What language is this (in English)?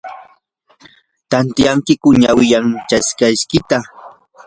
Yanahuanca Pasco Quechua